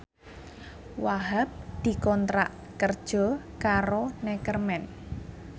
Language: Javanese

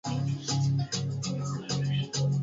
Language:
Swahili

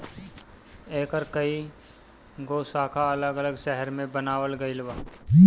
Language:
Bhojpuri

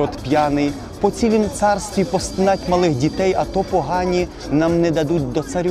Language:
Ukrainian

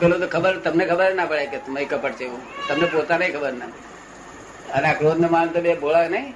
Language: Gujarati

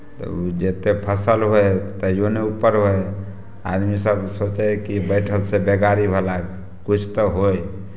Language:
Maithili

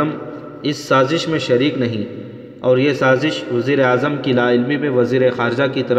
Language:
Urdu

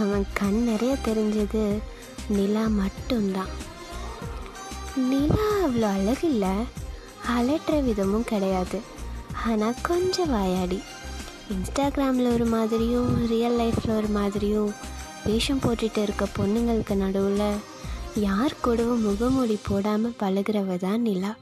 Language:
Tamil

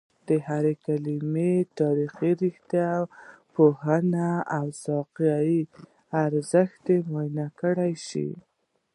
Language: Pashto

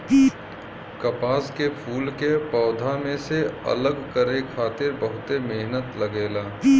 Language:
Bhojpuri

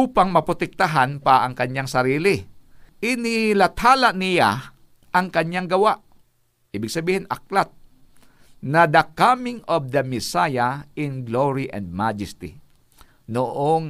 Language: Filipino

